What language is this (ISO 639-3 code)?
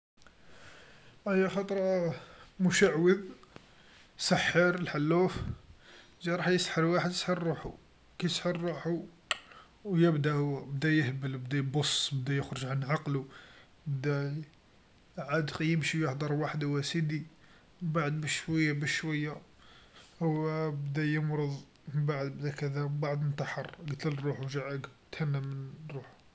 arq